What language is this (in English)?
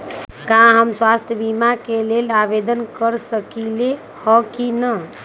Magahi